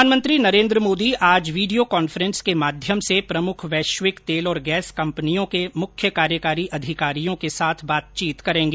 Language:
Hindi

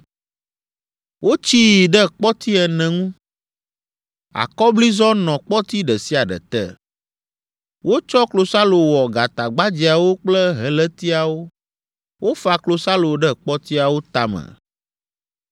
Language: Ewe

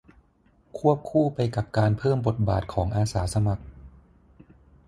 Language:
Thai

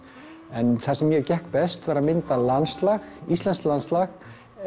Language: Icelandic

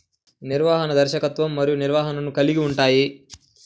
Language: Telugu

